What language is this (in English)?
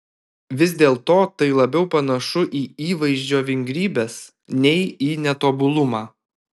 Lithuanian